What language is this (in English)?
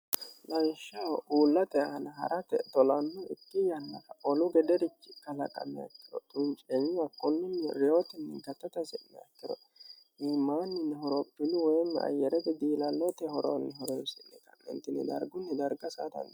Sidamo